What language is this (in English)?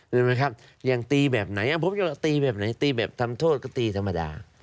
Thai